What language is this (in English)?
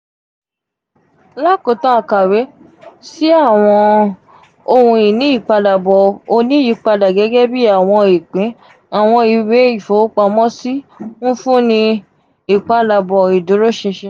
Yoruba